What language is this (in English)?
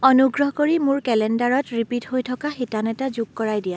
Assamese